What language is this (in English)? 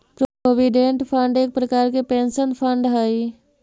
Magahi